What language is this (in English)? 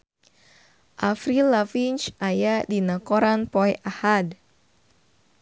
Sundanese